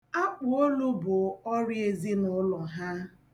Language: Igbo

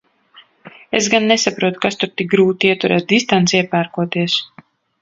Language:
Latvian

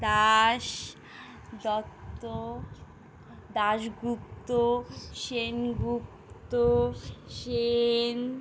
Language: Bangla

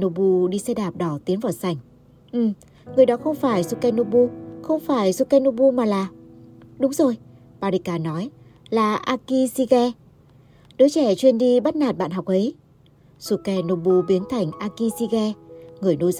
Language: Vietnamese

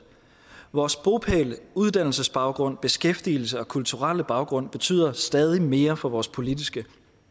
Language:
Danish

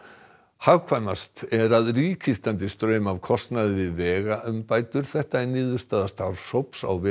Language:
Icelandic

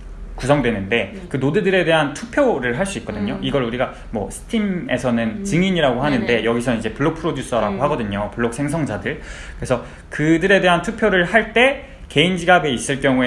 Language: Korean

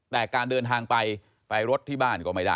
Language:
Thai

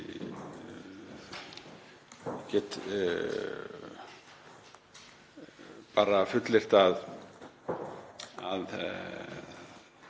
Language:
Icelandic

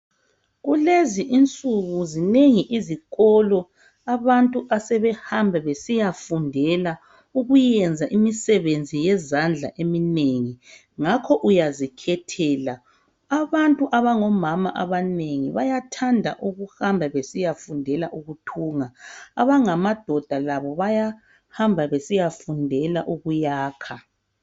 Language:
North Ndebele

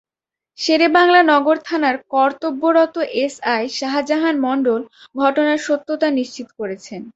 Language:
Bangla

